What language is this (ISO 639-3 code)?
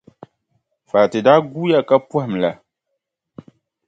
dag